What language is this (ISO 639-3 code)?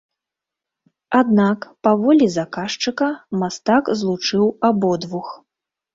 bel